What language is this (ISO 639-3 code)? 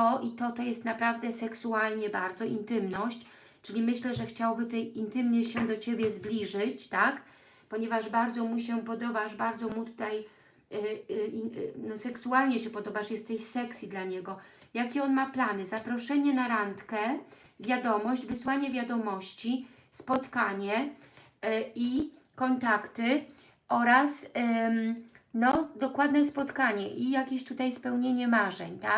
pol